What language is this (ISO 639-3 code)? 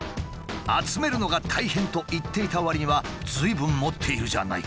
jpn